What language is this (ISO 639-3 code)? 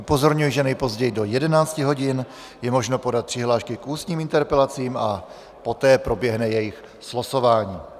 ces